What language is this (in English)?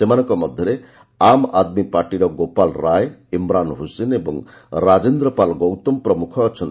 Odia